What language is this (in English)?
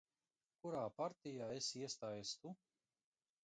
Latvian